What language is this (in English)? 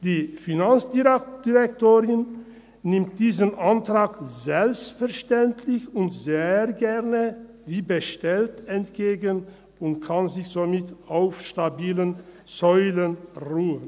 Swiss German